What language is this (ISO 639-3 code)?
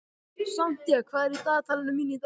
isl